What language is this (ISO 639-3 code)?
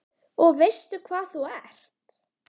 isl